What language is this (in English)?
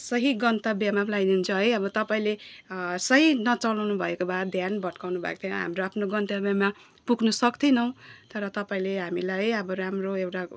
Nepali